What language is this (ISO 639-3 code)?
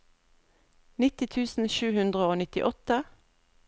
nor